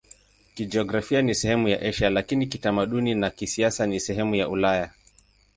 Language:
Swahili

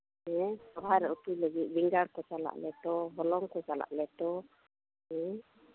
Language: Santali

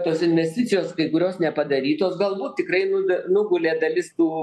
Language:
Lithuanian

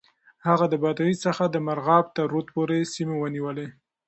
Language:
Pashto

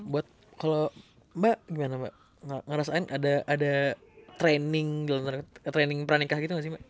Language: Indonesian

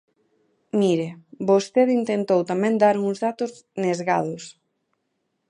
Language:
Galician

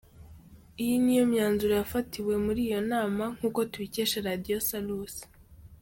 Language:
Kinyarwanda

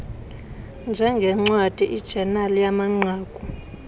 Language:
Xhosa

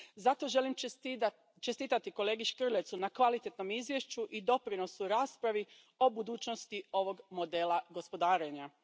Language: Croatian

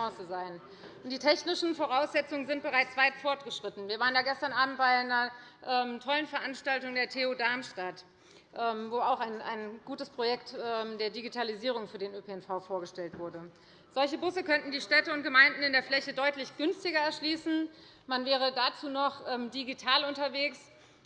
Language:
German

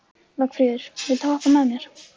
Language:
Icelandic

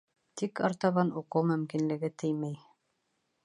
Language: Bashkir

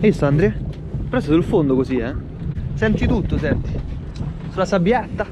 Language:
Italian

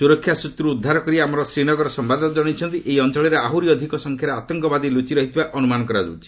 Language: Odia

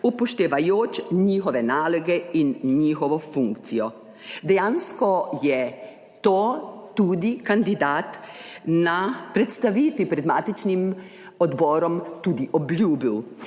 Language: Slovenian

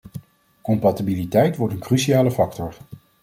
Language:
Dutch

